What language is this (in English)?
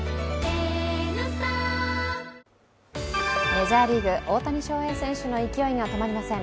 Japanese